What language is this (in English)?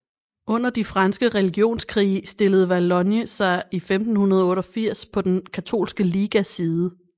Danish